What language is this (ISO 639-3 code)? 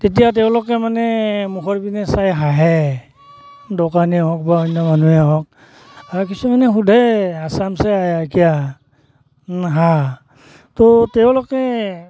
asm